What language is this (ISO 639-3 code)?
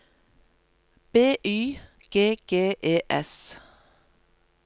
nor